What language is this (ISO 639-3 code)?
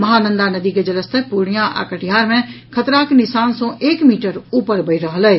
mai